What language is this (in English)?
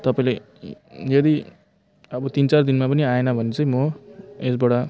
Nepali